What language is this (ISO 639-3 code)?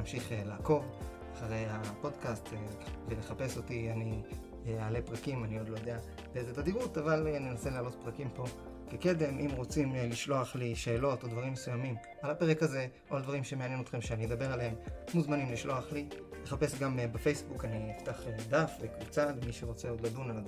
heb